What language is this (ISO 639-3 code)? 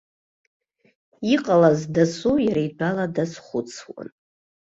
abk